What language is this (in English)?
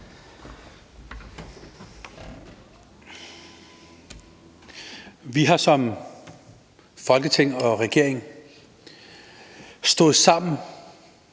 Danish